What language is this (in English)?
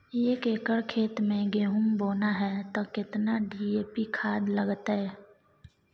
Maithili